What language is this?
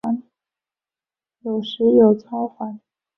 Chinese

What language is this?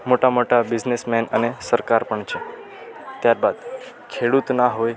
Gujarati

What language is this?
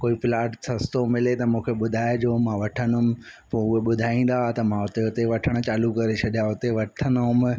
Sindhi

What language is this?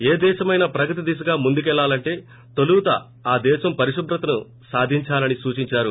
Telugu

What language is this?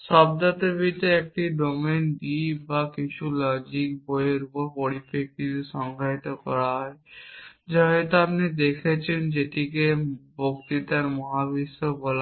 Bangla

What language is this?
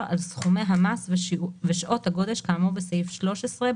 Hebrew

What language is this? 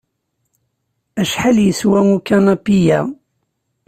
Kabyle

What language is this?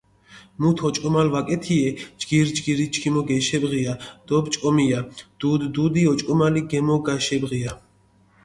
Mingrelian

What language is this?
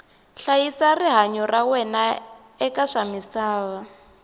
Tsonga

